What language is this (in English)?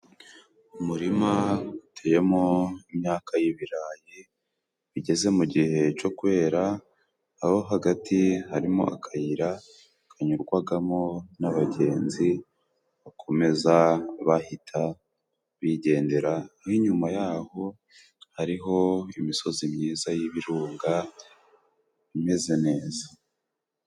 Kinyarwanda